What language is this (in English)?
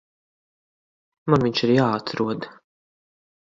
Latvian